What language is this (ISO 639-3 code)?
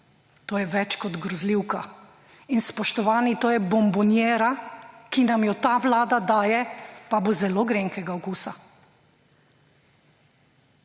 slv